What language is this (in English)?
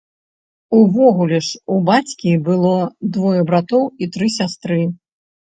Belarusian